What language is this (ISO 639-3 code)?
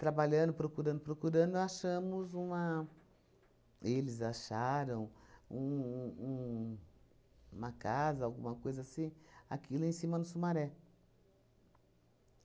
por